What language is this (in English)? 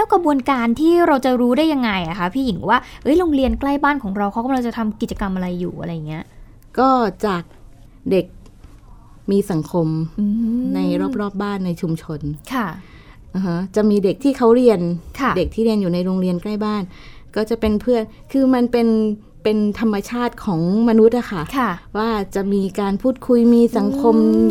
Thai